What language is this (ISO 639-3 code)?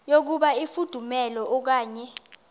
xho